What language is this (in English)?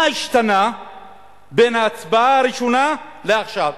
Hebrew